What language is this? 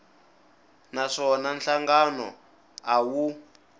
Tsonga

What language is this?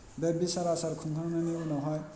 Bodo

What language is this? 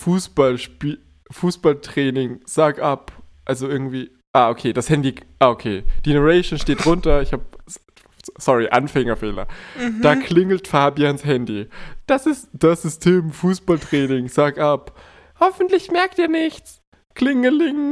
German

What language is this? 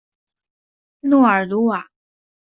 Chinese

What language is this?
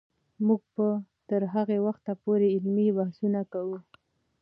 Pashto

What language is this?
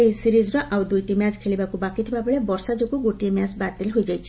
Odia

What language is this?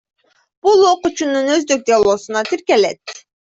Kyrgyz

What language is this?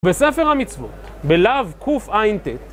Hebrew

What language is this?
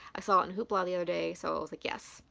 English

